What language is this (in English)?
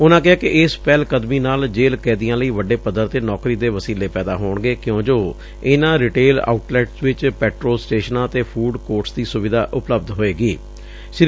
Punjabi